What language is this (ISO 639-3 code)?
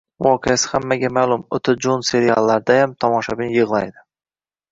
uzb